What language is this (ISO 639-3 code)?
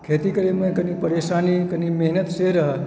mai